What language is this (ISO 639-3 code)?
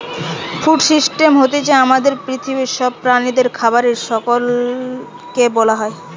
ben